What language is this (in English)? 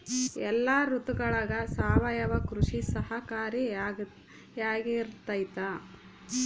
Kannada